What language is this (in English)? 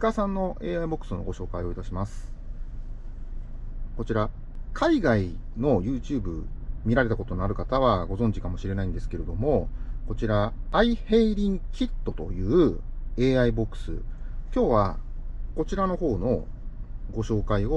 Japanese